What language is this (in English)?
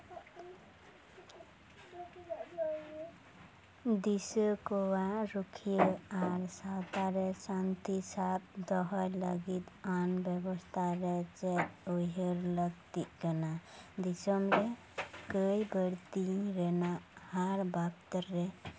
Santali